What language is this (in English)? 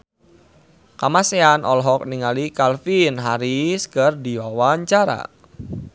Sundanese